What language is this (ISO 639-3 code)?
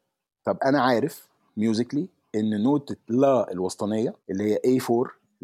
ara